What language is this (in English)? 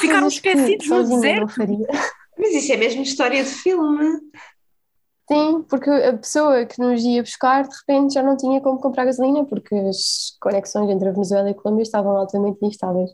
Portuguese